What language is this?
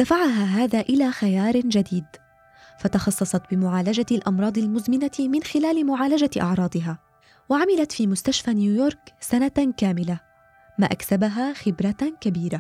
Arabic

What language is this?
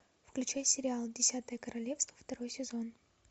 Russian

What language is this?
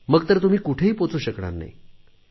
Marathi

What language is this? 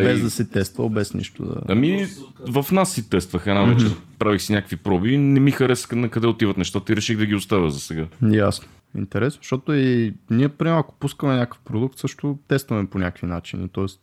Bulgarian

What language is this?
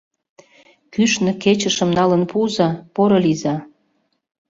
Mari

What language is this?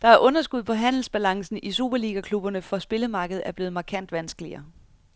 Danish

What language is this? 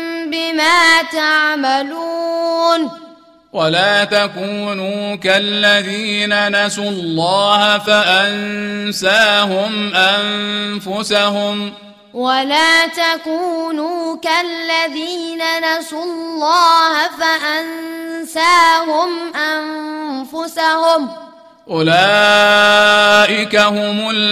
Arabic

